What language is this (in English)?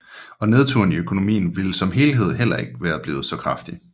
Danish